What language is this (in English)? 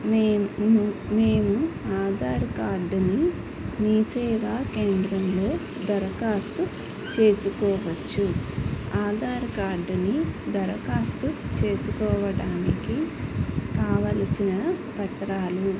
Telugu